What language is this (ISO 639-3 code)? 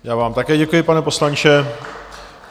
ces